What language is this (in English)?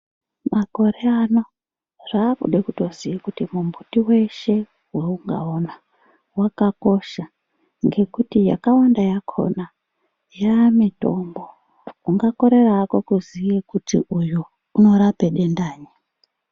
Ndau